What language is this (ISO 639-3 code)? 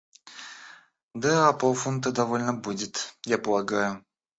rus